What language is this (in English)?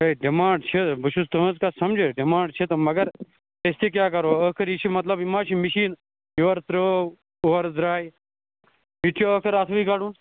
Kashmiri